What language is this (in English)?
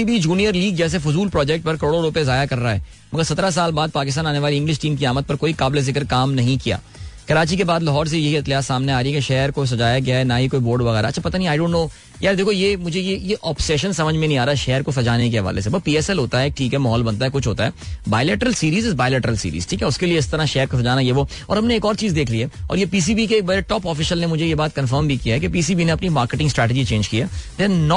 Hindi